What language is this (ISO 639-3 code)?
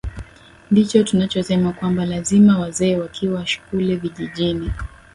swa